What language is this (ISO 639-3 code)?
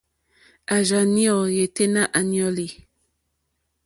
bri